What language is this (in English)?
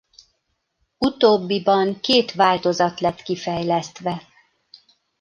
Hungarian